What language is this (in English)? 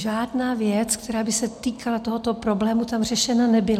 Czech